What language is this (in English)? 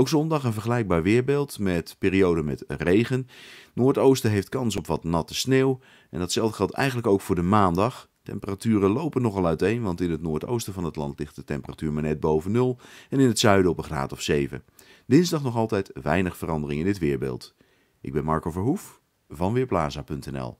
Dutch